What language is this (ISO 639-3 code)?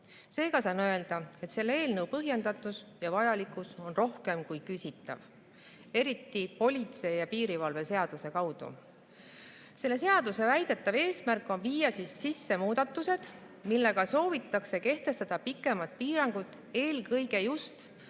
est